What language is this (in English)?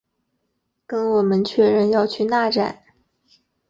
Chinese